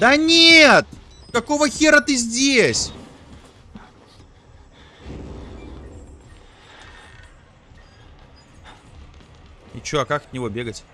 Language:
Russian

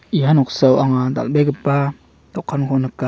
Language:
Garo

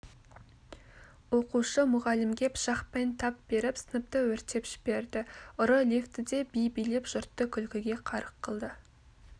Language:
Kazakh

